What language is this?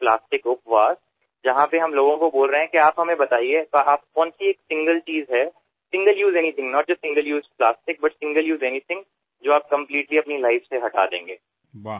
Marathi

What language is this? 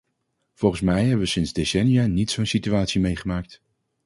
Dutch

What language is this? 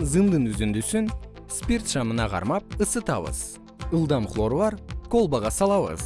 Kyrgyz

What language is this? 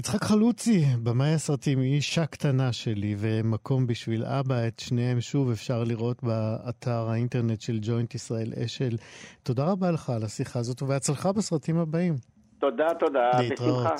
Hebrew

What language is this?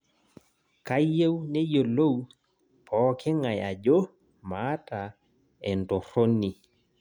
Masai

